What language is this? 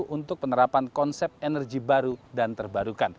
Indonesian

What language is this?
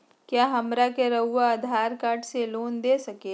Magahi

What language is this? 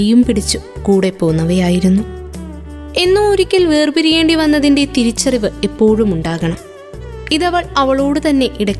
Malayalam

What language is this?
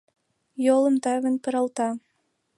Mari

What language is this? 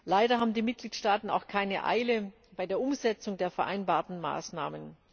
German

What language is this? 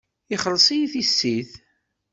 Kabyle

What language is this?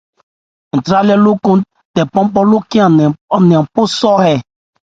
Ebrié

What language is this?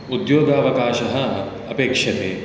Sanskrit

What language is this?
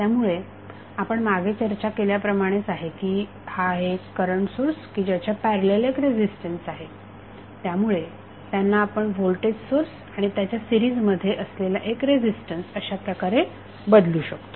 Marathi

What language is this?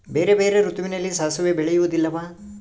Kannada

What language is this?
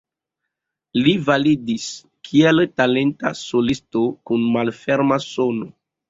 Esperanto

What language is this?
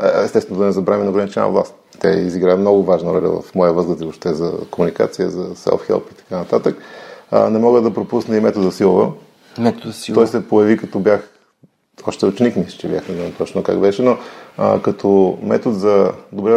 Bulgarian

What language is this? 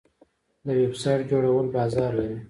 Pashto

